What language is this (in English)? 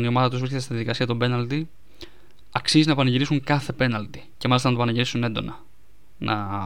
Greek